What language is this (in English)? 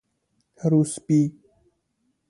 Persian